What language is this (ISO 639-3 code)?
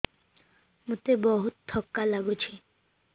ori